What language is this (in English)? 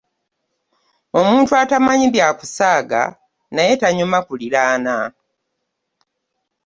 Ganda